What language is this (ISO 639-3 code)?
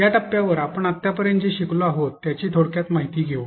mar